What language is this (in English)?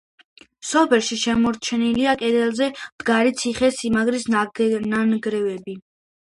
Georgian